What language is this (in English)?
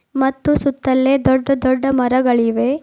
Kannada